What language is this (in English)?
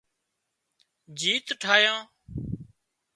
Wadiyara Koli